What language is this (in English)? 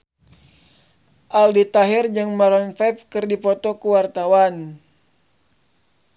Sundanese